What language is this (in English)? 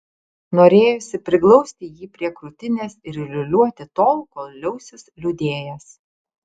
Lithuanian